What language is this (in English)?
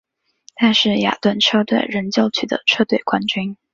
Chinese